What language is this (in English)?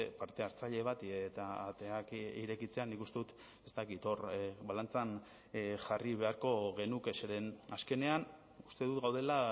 Basque